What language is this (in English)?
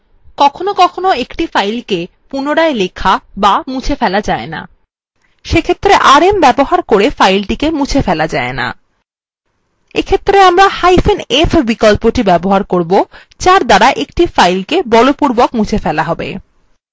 Bangla